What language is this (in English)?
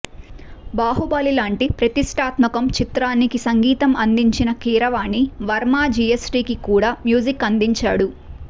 Telugu